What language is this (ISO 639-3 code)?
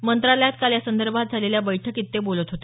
mar